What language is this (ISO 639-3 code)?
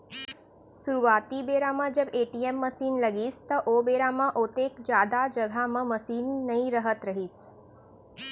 hne